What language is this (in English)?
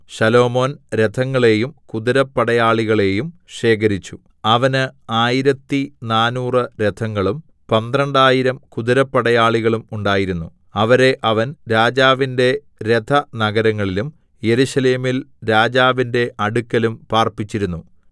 Malayalam